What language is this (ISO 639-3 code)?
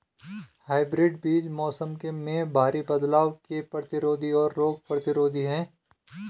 hin